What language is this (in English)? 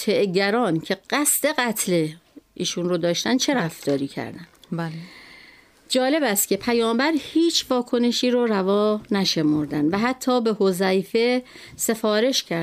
Persian